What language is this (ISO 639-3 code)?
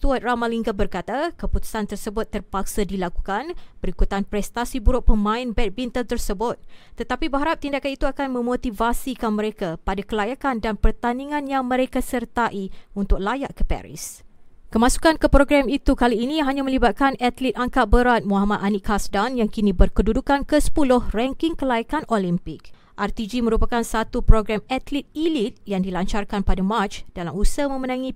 msa